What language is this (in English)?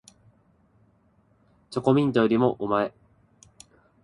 Japanese